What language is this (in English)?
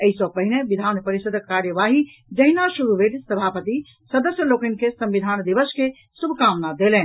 Maithili